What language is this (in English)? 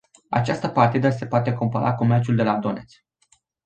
Romanian